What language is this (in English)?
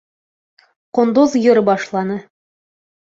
Bashkir